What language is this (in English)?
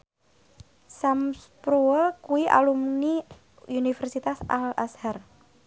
Javanese